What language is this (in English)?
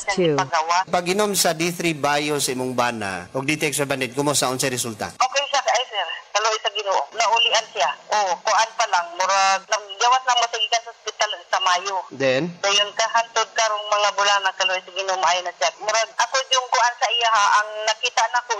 Filipino